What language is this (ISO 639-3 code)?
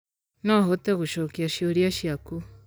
kik